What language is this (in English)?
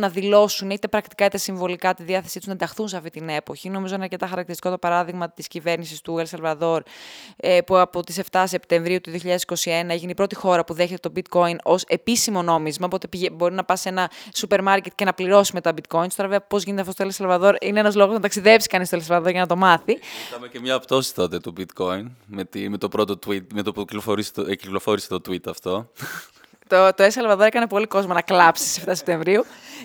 Greek